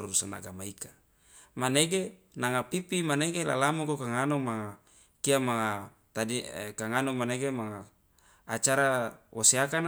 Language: Loloda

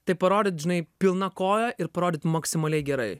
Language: Lithuanian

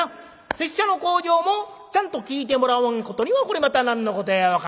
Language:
Japanese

